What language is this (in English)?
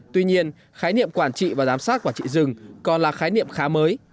Vietnamese